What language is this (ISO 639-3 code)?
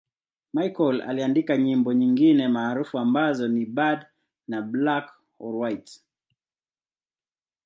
swa